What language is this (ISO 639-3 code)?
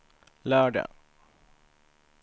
swe